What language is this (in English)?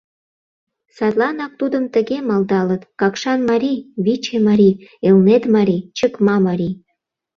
Mari